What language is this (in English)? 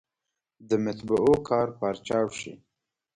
Pashto